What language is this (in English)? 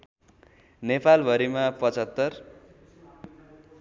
Nepali